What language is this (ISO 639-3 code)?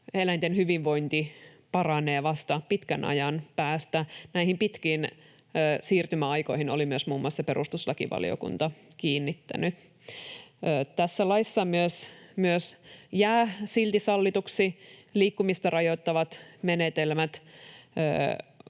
fin